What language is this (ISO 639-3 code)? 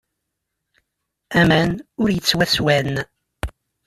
kab